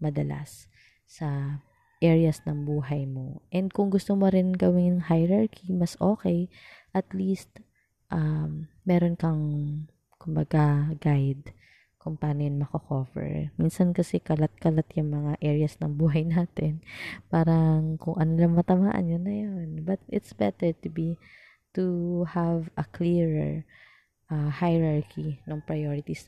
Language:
Filipino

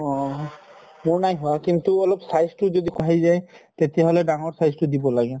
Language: Assamese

